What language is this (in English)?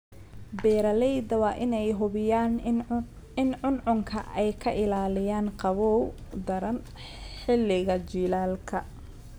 Somali